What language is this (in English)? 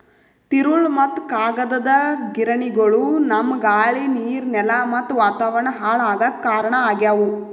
Kannada